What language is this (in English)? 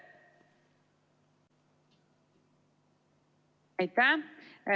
Estonian